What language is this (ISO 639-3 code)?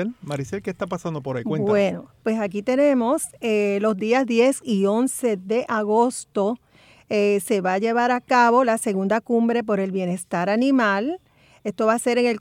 spa